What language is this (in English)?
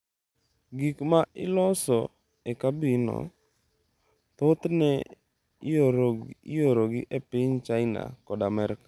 Luo (Kenya and Tanzania)